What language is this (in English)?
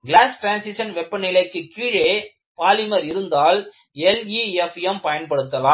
Tamil